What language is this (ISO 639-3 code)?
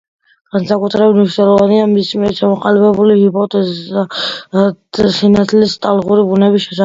kat